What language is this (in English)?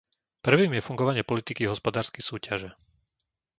Slovak